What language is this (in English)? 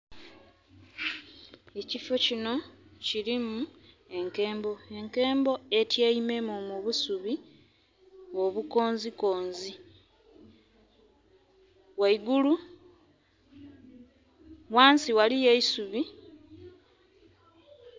Soga